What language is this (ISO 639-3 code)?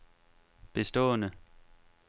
dan